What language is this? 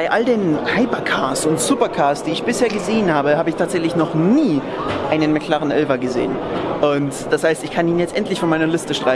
German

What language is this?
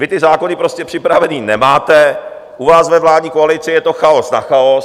Czech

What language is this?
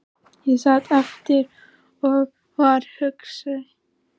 Icelandic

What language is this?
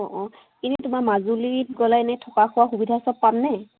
Assamese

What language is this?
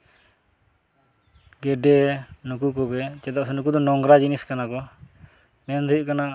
Santali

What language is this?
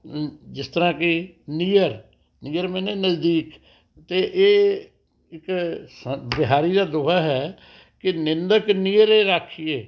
Punjabi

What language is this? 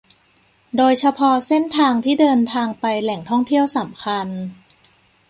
Thai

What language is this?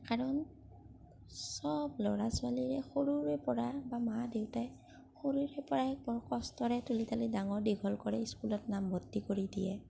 Assamese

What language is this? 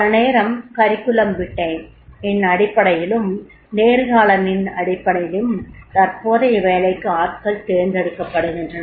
Tamil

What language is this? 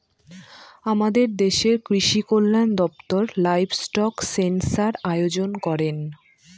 Bangla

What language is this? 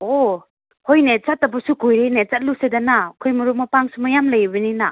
Manipuri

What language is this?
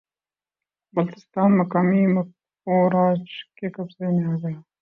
Urdu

